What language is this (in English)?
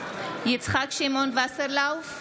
Hebrew